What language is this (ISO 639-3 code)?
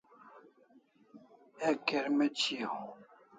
kls